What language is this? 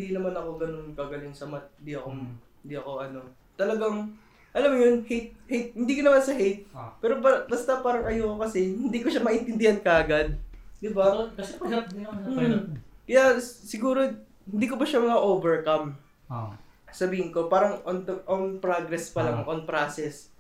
Filipino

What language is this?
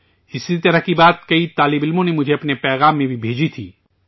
Urdu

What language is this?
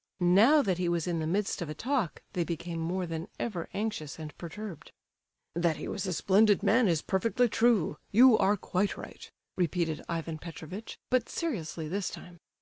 English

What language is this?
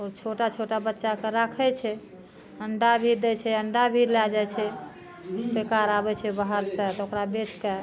Maithili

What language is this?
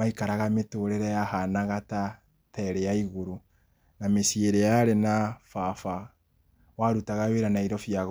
Kikuyu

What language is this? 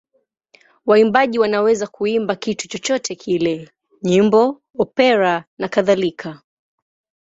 Swahili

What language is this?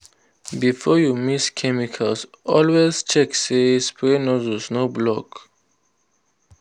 Nigerian Pidgin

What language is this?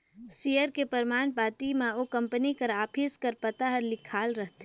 Chhattisgarhi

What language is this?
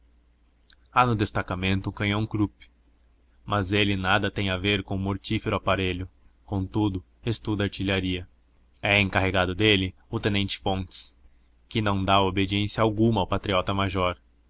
Portuguese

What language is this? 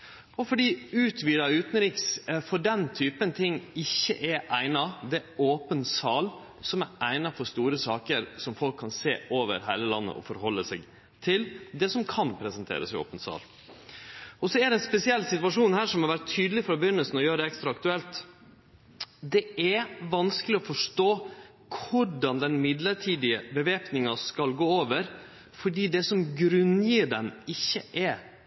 Norwegian Nynorsk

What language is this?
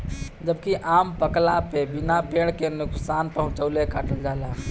Bhojpuri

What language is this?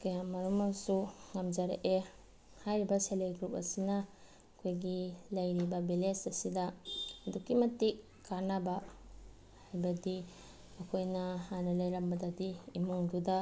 Manipuri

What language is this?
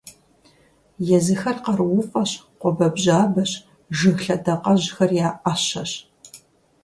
Kabardian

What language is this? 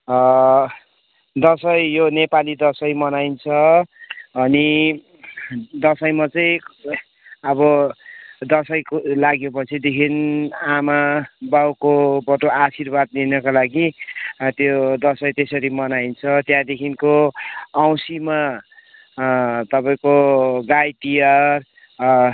Nepali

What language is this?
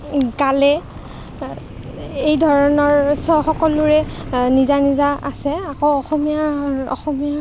Assamese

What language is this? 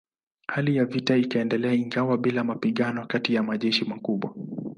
Swahili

